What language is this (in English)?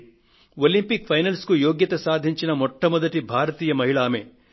Telugu